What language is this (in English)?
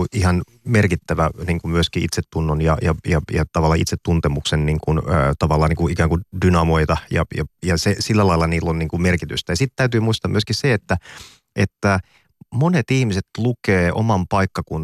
Finnish